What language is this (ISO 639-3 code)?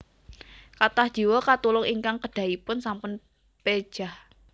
jav